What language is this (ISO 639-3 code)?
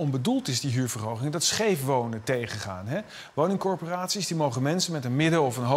nld